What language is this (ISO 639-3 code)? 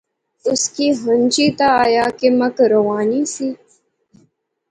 phr